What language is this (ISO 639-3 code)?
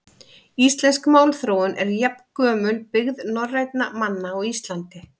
isl